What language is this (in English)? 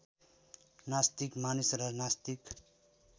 Nepali